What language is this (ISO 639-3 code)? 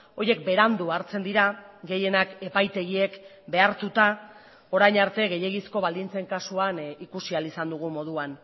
eus